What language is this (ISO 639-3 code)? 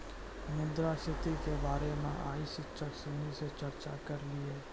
mai